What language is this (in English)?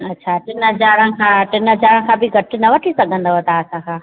Sindhi